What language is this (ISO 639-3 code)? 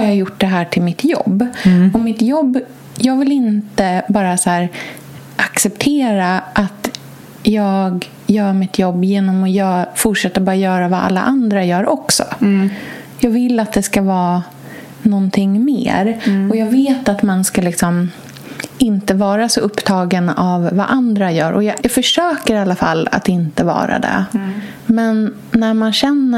swe